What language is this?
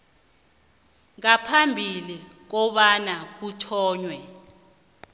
South Ndebele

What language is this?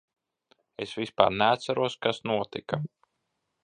Latvian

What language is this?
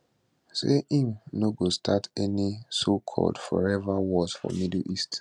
Nigerian Pidgin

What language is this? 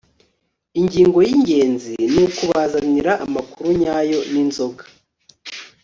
Kinyarwanda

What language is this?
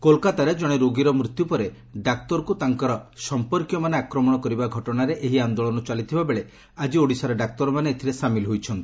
Odia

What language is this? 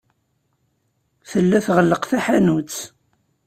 Kabyle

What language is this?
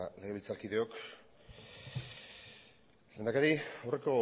Basque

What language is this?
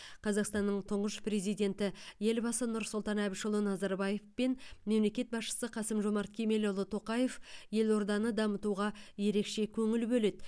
Kazakh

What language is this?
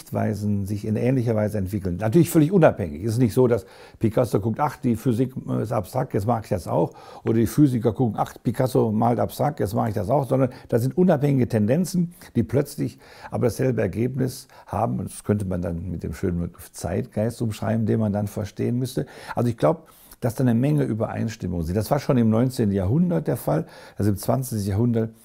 German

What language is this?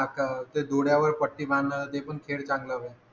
Marathi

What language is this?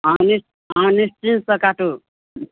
Maithili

